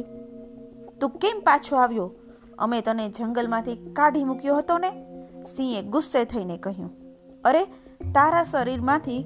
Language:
Gujarati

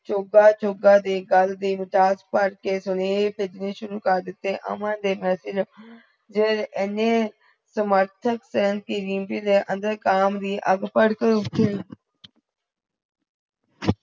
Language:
Punjabi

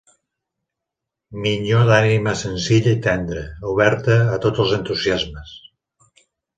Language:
Catalan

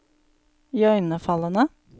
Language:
Norwegian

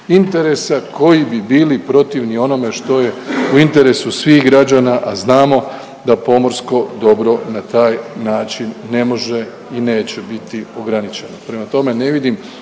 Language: Croatian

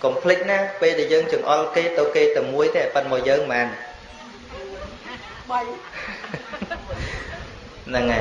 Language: Vietnamese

